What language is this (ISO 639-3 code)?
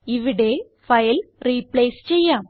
mal